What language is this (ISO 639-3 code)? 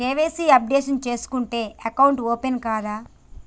tel